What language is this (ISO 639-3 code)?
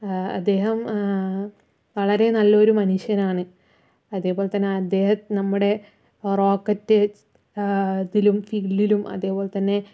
mal